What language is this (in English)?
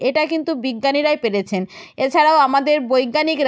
Bangla